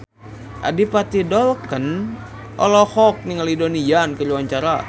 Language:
Sundanese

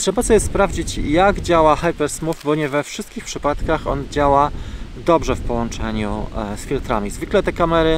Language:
Polish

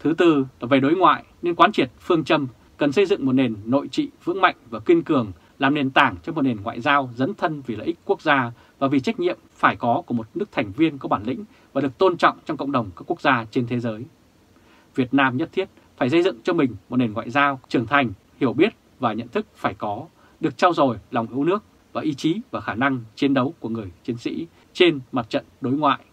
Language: Vietnamese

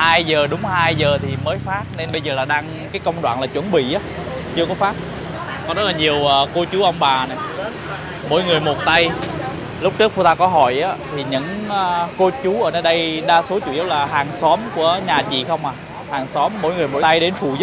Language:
Vietnamese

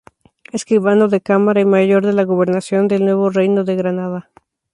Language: Spanish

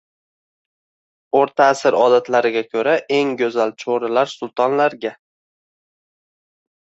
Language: Uzbek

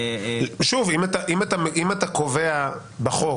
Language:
Hebrew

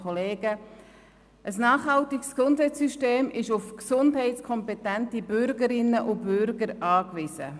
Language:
Swiss German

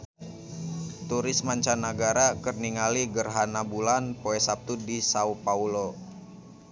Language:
Sundanese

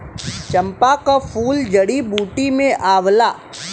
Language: Bhojpuri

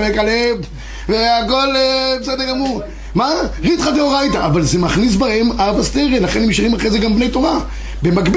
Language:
Hebrew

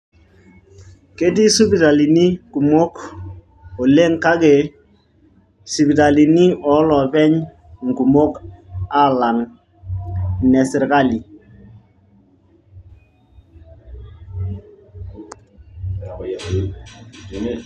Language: Masai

